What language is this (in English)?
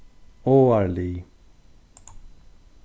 Faroese